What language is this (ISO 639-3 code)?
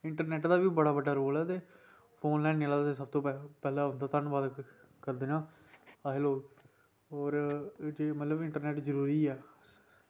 doi